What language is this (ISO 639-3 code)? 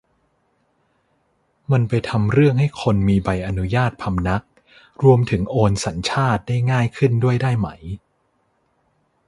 tha